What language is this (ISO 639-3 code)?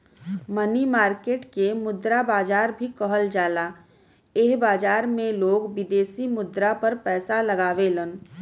bho